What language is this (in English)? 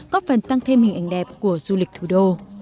Vietnamese